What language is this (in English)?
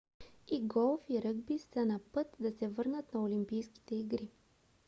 Bulgarian